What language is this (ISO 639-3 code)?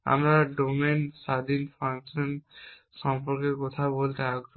ben